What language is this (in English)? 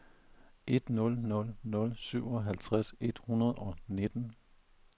Danish